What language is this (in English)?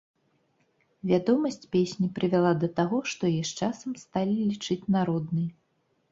Belarusian